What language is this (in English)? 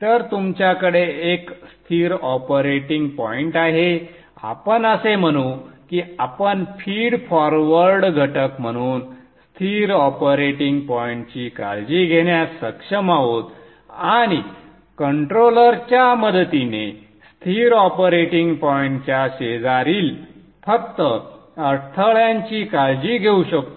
Marathi